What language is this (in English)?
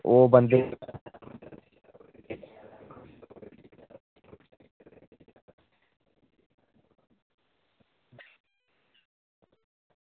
Dogri